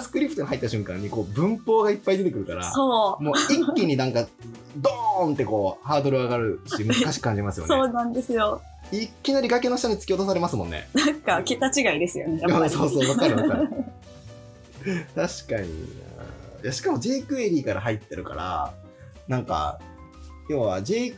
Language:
Japanese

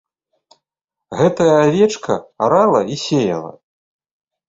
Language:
Belarusian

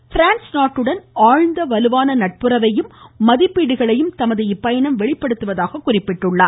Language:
Tamil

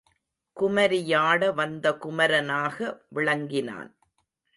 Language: Tamil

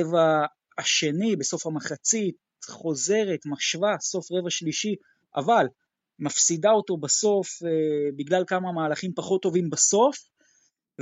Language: Hebrew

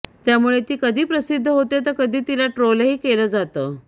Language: Marathi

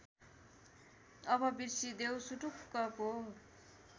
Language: Nepali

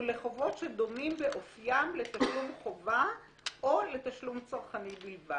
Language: Hebrew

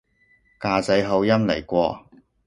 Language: Cantonese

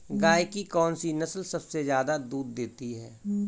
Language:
Hindi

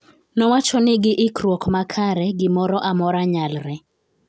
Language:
Luo (Kenya and Tanzania)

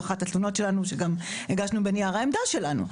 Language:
Hebrew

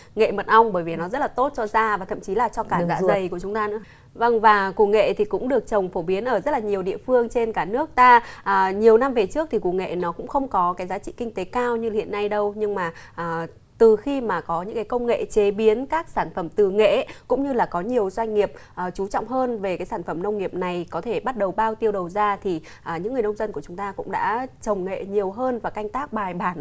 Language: Vietnamese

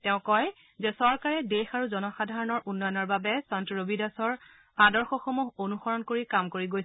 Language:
Assamese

